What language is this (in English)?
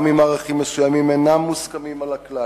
Hebrew